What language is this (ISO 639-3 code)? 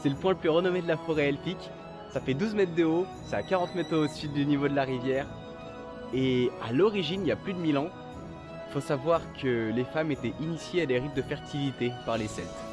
fra